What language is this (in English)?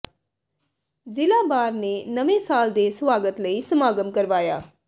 Punjabi